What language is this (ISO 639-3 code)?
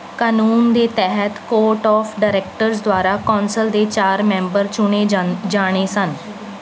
pan